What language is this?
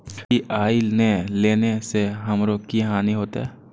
Maithili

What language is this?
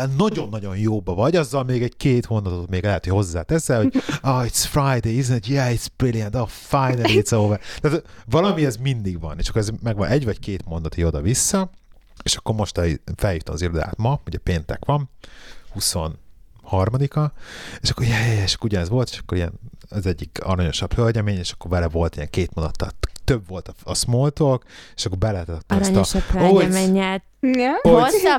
Hungarian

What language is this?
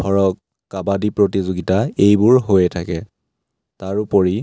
Assamese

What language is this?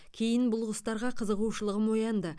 Kazakh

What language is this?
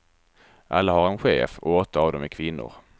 Swedish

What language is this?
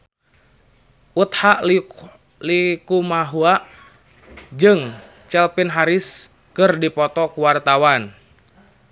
Sundanese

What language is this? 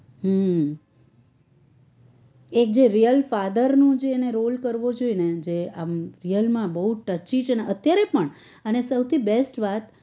Gujarati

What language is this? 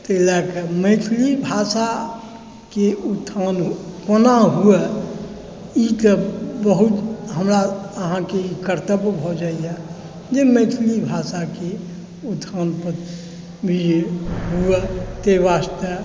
Maithili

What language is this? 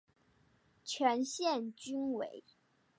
Chinese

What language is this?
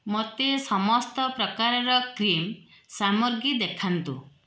Odia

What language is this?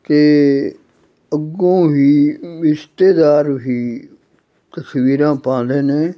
Punjabi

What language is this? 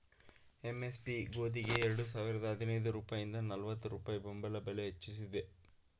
Kannada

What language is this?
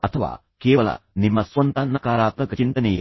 Kannada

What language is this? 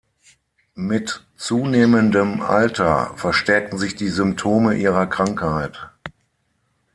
German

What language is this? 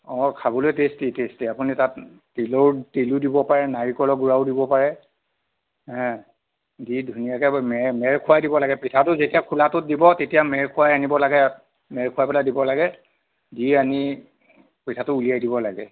Assamese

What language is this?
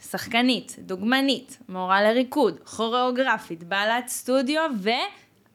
Hebrew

